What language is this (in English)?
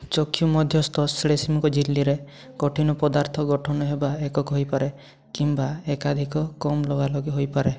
Odia